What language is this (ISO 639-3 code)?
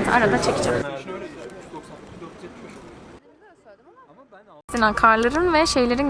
tur